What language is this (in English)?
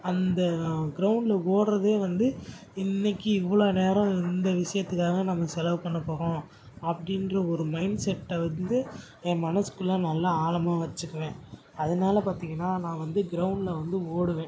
Tamil